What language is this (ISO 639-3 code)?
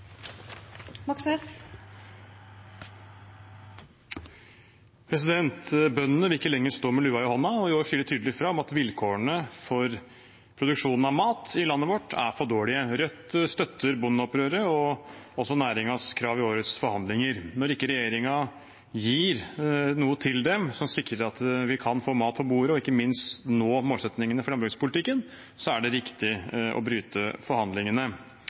nob